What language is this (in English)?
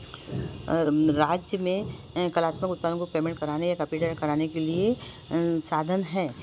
Hindi